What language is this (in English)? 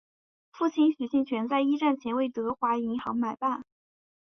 Chinese